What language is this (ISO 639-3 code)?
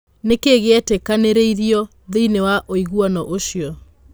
kik